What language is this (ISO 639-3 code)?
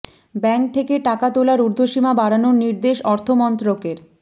ben